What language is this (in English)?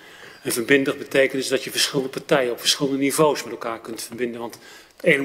Dutch